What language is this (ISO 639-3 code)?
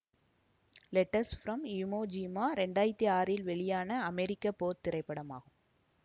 tam